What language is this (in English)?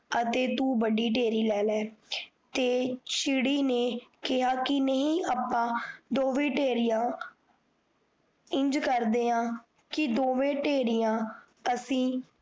Punjabi